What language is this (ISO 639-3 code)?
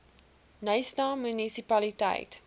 afr